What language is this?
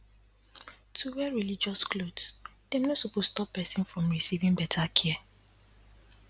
Nigerian Pidgin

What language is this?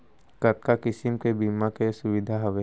Chhattisgarhi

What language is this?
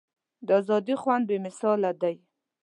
Pashto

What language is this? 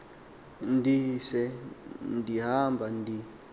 Xhosa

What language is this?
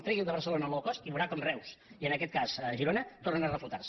Catalan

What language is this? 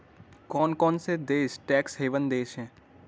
Hindi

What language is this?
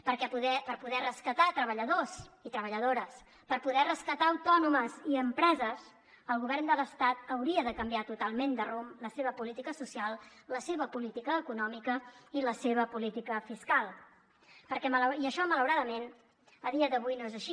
Catalan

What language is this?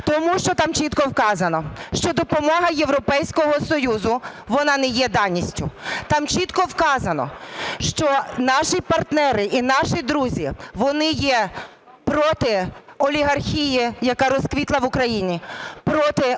Ukrainian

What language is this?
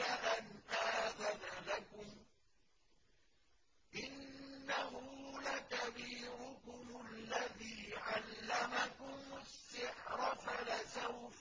Arabic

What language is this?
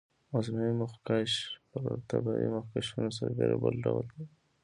Pashto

